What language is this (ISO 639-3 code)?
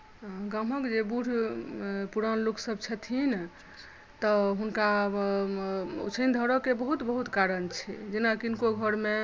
mai